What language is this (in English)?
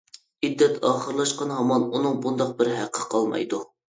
Uyghur